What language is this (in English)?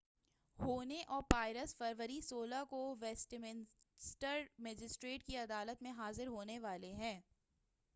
Urdu